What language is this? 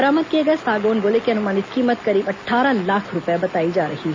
Hindi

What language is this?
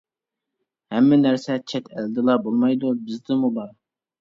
Uyghur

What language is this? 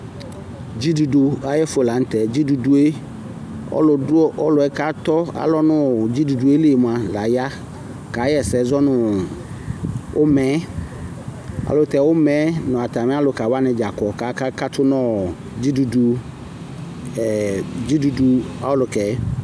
Ikposo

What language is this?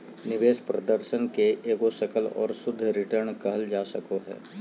Magahi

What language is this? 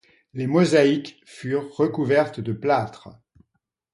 French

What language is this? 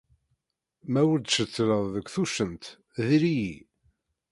Kabyle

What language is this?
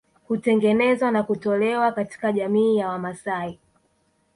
Swahili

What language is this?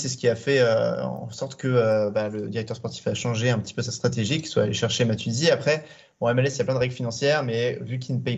French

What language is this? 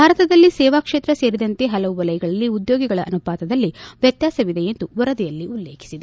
Kannada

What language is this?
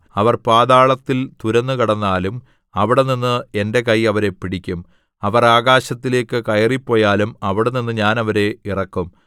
Malayalam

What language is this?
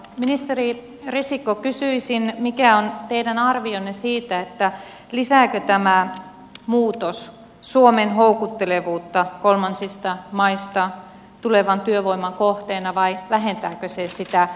Finnish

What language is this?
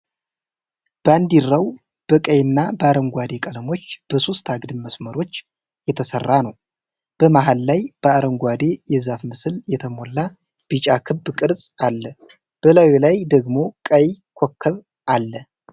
Amharic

